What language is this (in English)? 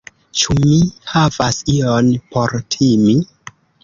Esperanto